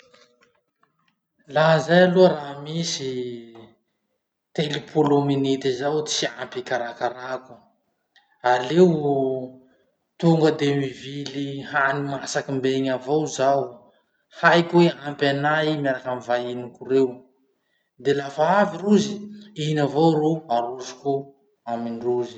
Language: Masikoro Malagasy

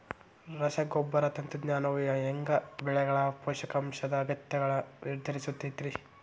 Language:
Kannada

